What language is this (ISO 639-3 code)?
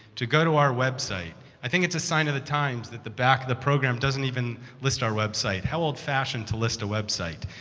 eng